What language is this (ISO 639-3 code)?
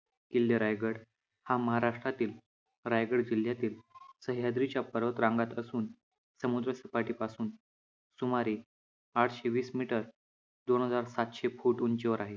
mar